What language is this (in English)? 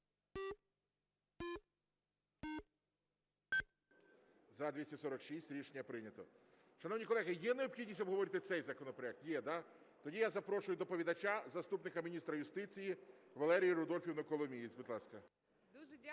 Ukrainian